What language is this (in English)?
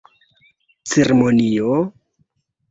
Esperanto